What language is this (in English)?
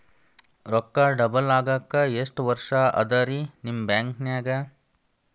Kannada